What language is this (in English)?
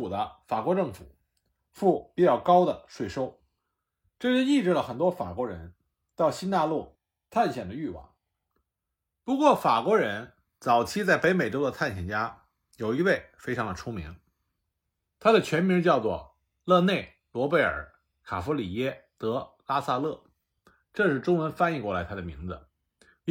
Chinese